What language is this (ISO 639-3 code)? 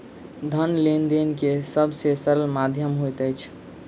mai